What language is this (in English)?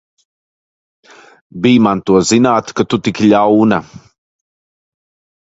Latvian